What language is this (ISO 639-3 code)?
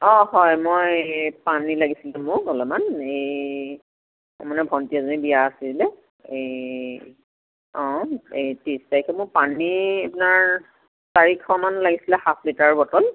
asm